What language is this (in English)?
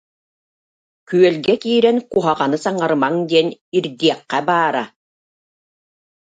Yakut